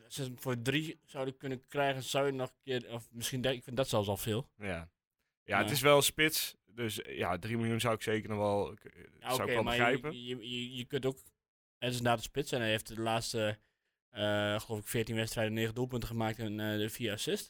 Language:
Dutch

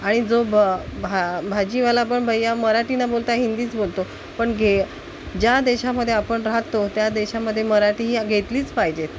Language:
Marathi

